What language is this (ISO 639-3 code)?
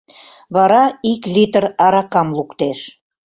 chm